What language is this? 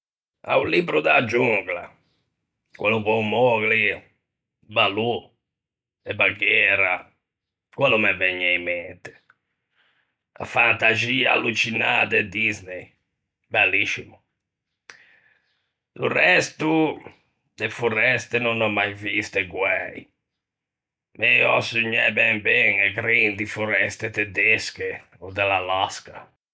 Ligurian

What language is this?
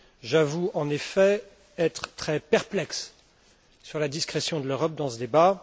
French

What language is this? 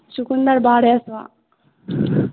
Maithili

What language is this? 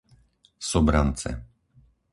Slovak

